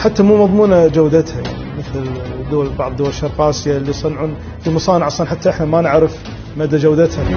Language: Arabic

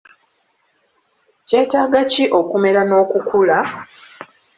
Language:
Ganda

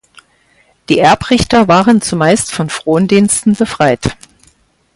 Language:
German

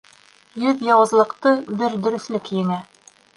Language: Bashkir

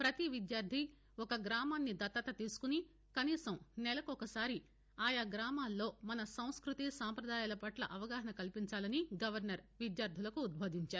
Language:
Telugu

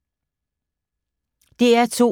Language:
Danish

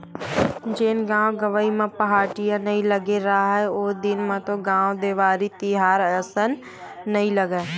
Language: Chhattisgarhi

